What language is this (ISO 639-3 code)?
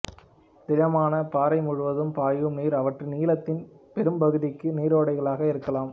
tam